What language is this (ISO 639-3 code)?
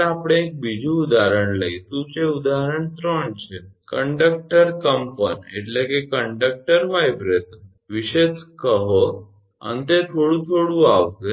guj